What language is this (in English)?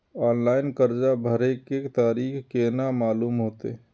Maithili